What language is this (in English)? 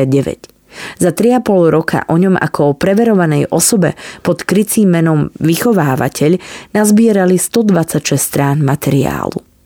Slovak